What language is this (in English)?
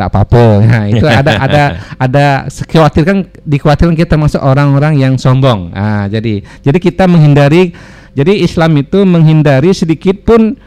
Indonesian